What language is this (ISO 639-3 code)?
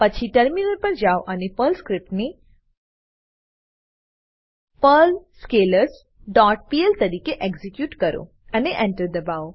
guj